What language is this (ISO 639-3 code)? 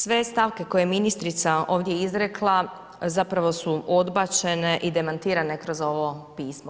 hrv